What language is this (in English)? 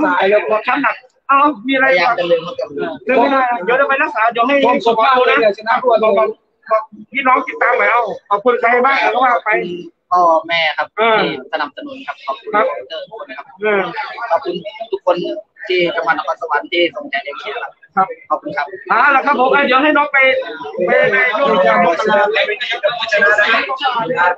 Thai